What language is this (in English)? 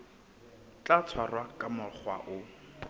Southern Sotho